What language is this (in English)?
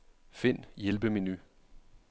Danish